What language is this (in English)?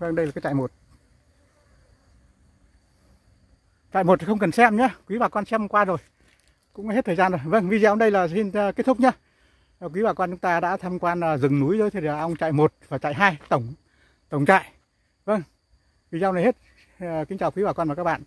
Vietnamese